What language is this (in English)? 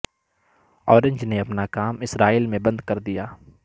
Urdu